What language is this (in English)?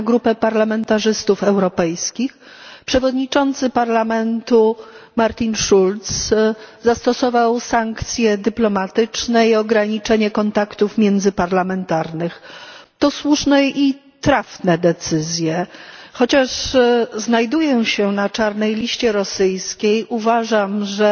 Polish